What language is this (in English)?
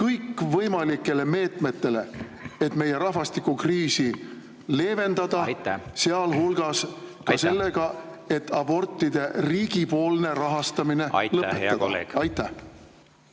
Estonian